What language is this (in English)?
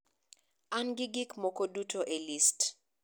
Luo (Kenya and Tanzania)